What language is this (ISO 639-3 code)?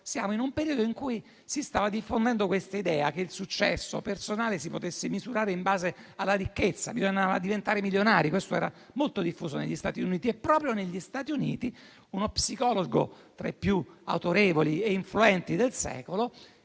ita